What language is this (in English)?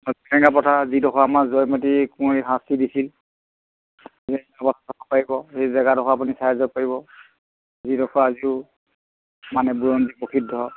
Assamese